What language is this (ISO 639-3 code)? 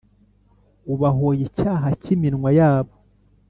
kin